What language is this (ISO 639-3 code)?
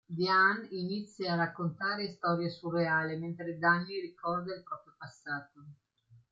ita